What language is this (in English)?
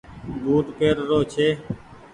Goaria